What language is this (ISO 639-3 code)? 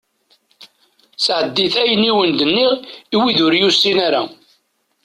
kab